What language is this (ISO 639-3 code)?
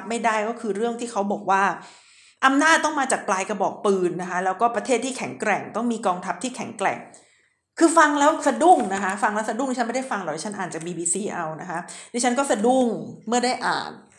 tha